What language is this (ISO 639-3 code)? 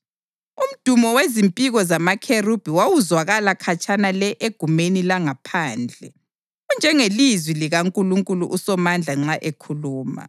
nde